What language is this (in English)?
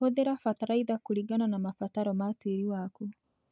Kikuyu